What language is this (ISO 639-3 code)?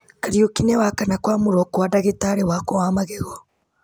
kik